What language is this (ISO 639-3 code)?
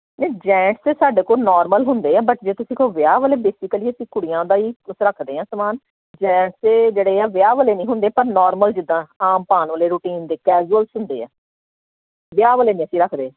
pan